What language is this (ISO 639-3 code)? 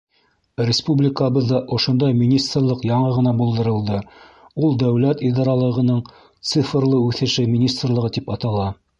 bak